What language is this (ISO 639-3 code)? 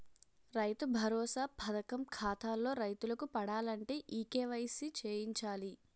tel